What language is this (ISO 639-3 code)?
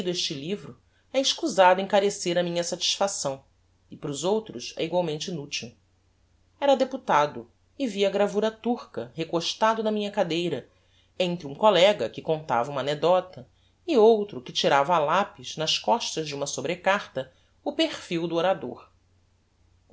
por